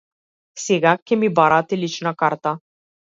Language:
Macedonian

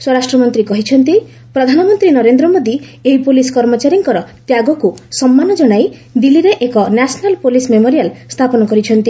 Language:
Odia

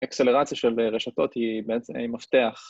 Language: Hebrew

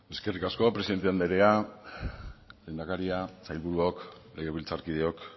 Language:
Basque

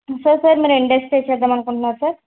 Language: Telugu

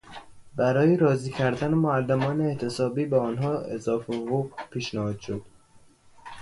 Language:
Persian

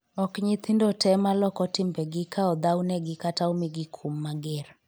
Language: Luo (Kenya and Tanzania)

